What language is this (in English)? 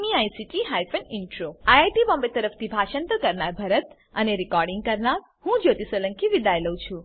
Gujarati